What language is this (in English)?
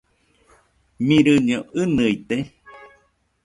Nüpode Huitoto